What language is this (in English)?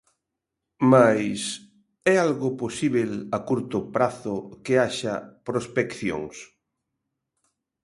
Galician